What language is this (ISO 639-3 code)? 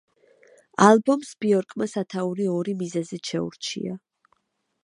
kat